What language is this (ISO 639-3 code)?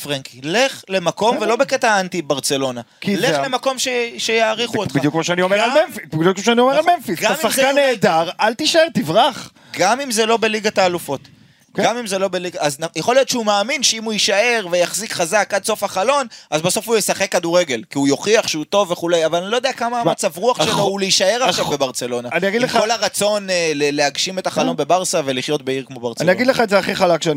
heb